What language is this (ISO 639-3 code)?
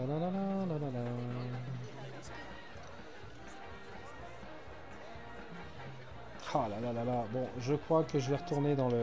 fra